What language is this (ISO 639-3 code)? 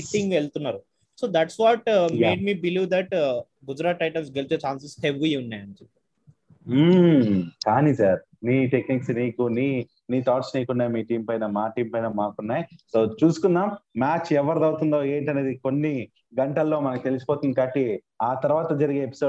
tel